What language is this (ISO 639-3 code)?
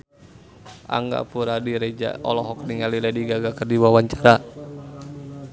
sun